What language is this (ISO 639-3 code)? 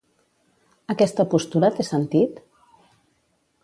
cat